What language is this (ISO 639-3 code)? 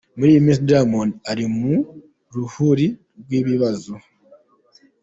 kin